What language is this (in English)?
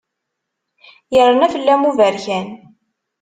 Kabyle